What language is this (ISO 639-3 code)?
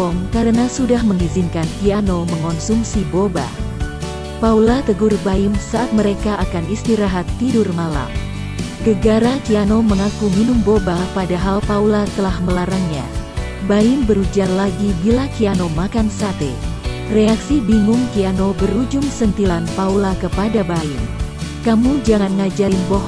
ind